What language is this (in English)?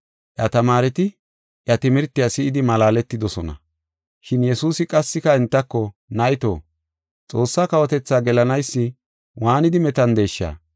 Gofa